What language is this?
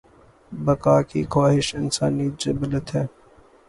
Urdu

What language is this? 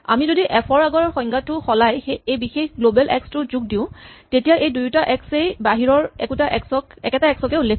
Assamese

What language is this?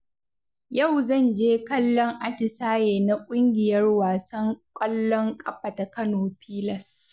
Hausa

